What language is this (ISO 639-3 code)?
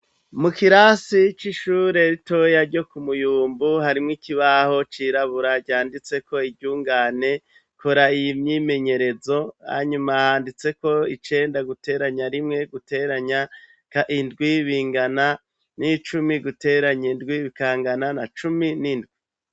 run